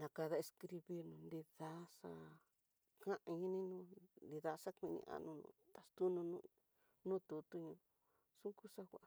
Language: Tidaá Mixtec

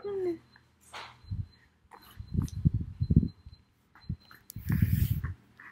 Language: Thai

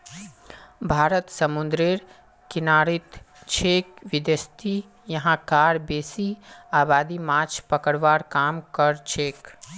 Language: Magahi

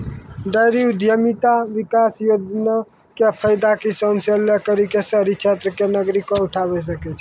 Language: Maithili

